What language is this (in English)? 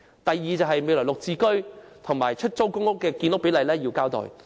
Cantonese